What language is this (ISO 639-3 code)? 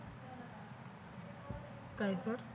mar